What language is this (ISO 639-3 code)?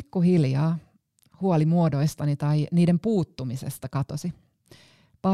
fin